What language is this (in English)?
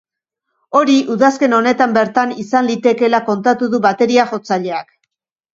Basque